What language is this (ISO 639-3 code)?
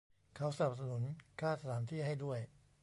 tha